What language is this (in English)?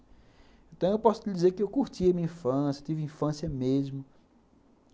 Portuguese